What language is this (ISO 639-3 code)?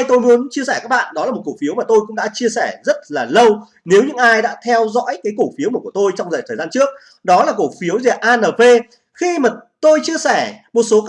vie